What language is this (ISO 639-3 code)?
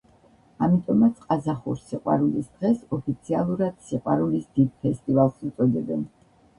kat